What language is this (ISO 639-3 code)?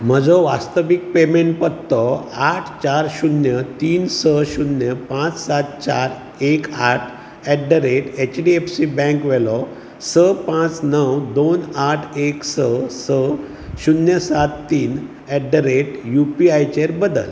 kok